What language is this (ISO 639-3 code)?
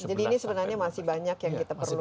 ind